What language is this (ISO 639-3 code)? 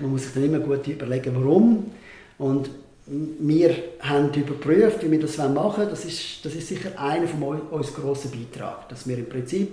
deu